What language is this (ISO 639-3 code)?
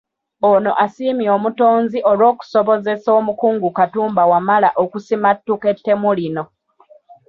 lug